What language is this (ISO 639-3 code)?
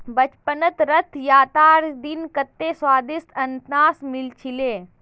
mag